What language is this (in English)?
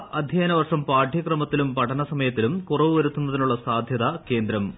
Malayalam